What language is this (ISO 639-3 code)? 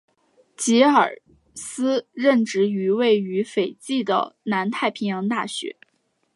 zho